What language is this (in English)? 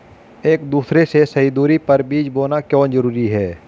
Hindi